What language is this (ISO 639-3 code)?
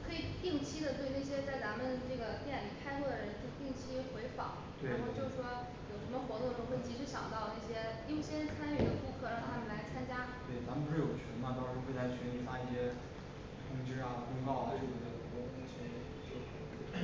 zho